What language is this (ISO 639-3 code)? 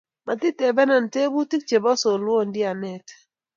kln